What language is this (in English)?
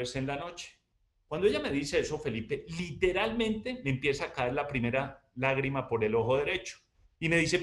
Spanish